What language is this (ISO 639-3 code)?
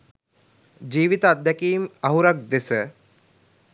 sin